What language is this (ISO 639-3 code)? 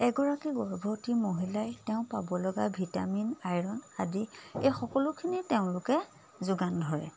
asm